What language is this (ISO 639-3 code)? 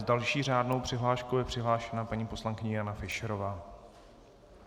ces